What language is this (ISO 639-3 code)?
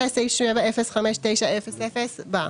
heb